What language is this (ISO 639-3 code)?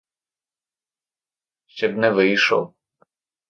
ukr